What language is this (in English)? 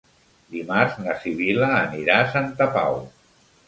Catalan